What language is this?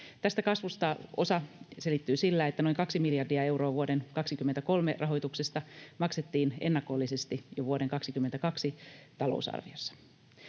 Finnish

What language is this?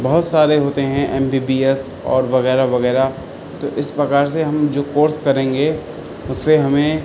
Urdu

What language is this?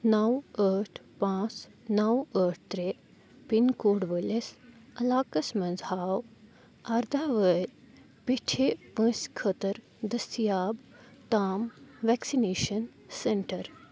Kashmiri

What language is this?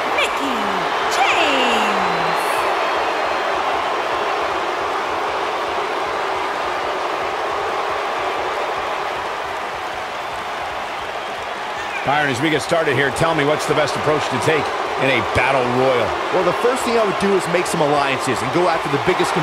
English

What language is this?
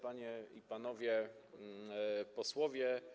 Polish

